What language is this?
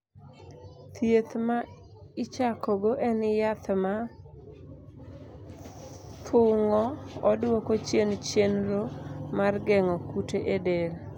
Luo (Kenya and Tanzania)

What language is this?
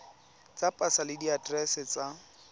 Tswana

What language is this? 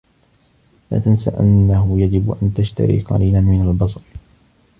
Arabic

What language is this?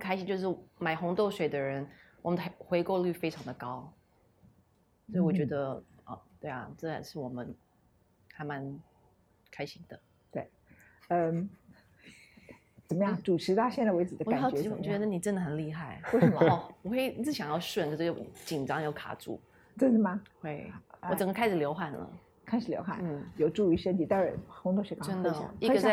Chinese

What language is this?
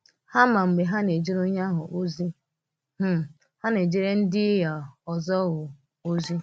Igbo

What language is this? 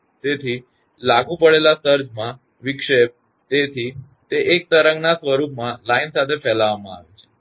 Gujarati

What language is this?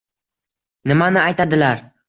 Uzbek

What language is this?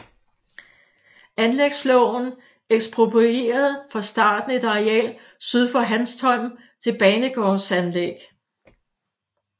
Danish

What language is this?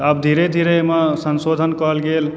Maithili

